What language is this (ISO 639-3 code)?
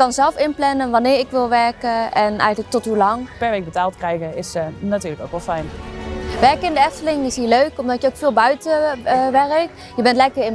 nld